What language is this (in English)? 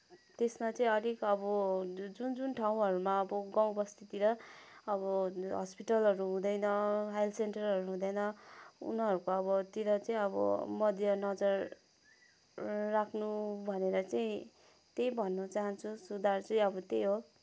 Nepali